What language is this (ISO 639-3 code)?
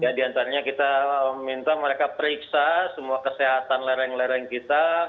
ind